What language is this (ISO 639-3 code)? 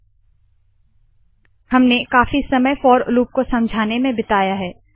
hin